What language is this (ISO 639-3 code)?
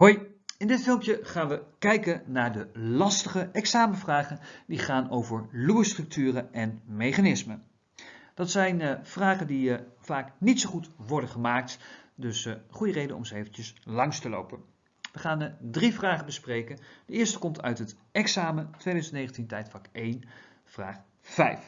nld